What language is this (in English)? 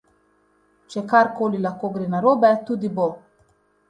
Slovenian